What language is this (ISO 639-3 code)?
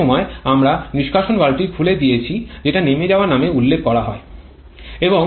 ben